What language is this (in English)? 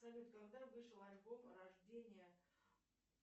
Russian